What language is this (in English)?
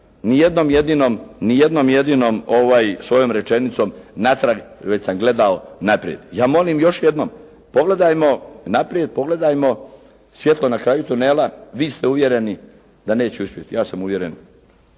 Croatian